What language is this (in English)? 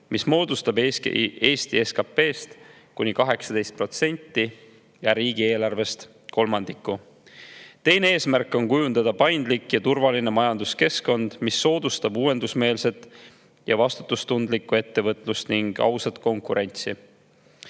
Estonian